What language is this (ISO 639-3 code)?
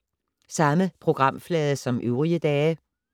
dan